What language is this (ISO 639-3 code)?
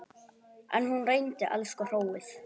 isl